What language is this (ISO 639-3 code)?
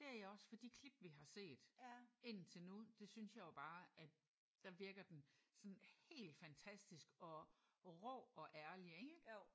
dan